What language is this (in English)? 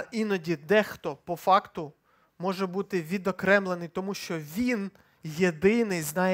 Ukrainian